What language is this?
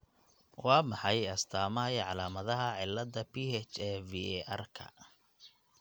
Somali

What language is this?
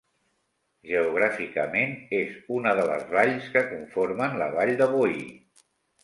Catalan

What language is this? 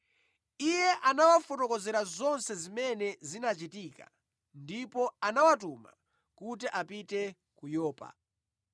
Nyanja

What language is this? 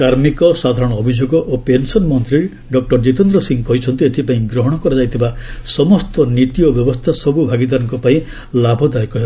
Odia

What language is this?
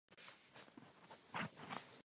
Czech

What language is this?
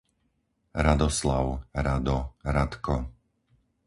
Slovak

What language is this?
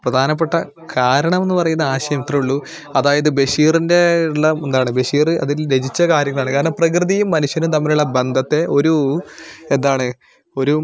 Malayalam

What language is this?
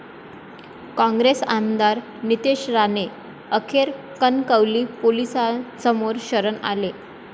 Marathi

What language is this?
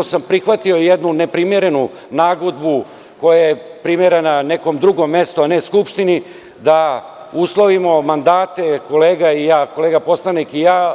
Serbian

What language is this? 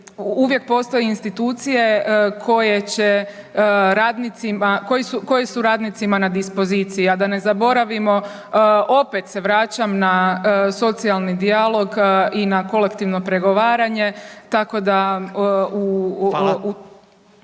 Croatian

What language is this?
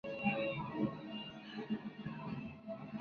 Spanish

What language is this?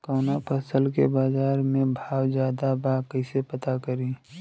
Bhojpuri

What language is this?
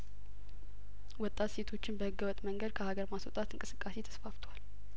Amharic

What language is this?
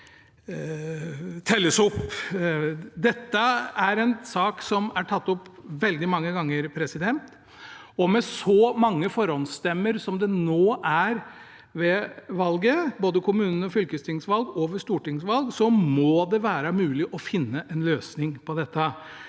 Norwegian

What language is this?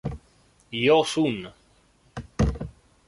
Italian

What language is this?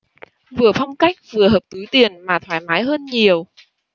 Vietnamese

